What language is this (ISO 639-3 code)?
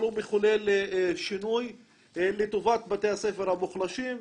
heb